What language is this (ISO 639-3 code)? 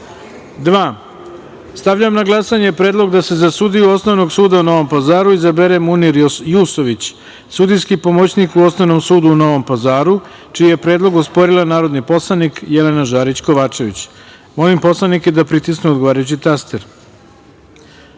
srp